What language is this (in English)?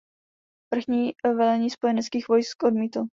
Czech